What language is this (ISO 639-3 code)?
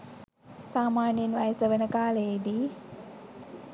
sin